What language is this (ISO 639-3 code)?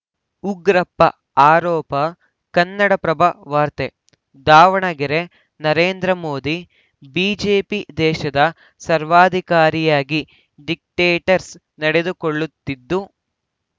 kan